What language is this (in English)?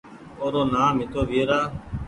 Goaria